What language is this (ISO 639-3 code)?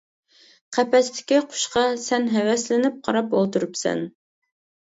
uig